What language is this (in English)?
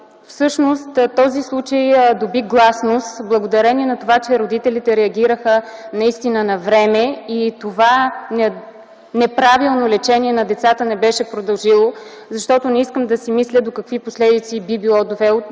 Bulgarian